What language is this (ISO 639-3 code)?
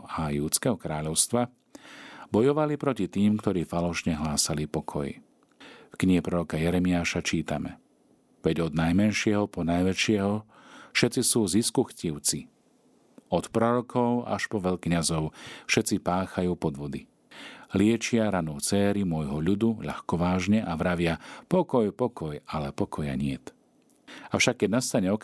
slk